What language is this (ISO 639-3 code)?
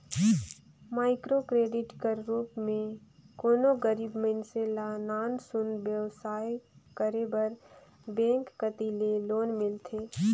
hne